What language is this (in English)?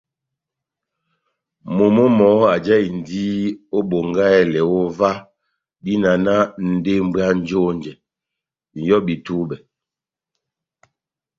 Batanga